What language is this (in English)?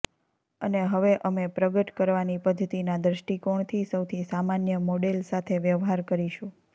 Gujarati